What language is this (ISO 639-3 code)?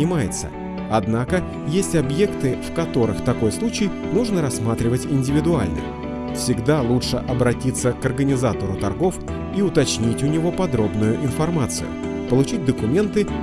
rus